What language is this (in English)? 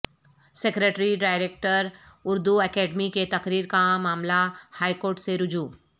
Urdu